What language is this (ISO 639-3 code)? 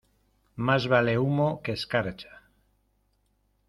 spa